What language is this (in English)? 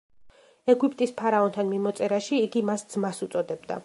Georgian